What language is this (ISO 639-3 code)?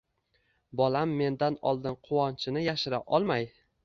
uzb